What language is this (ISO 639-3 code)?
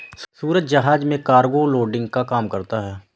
hin